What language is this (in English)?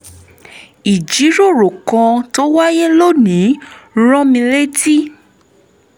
Yoruba